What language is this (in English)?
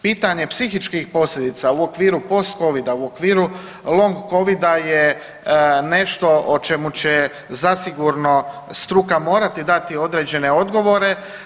Croatian